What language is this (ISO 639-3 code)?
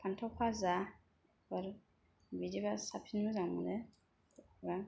brx